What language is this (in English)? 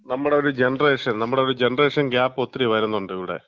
Malayalam